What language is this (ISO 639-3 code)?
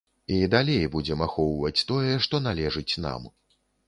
bel